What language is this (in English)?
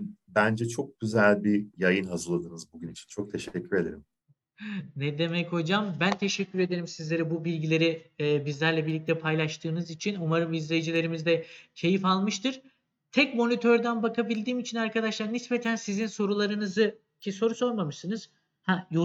Turkish